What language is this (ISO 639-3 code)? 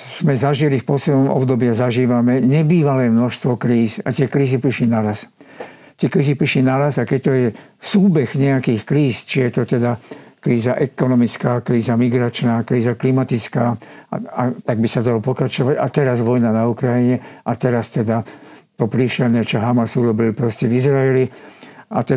slk